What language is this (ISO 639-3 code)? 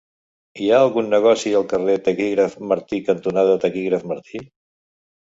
cat